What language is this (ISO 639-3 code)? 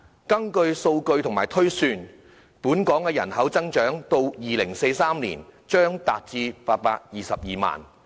yue